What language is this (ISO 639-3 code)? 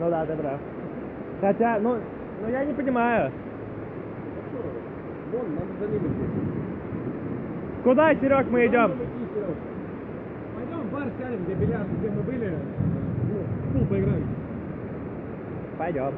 rus